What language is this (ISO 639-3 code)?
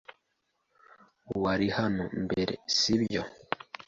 kin